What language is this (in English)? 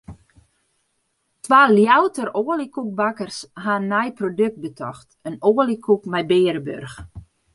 Western Frisian